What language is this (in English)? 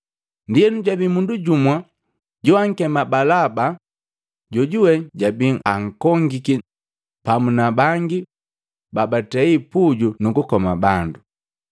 Matengo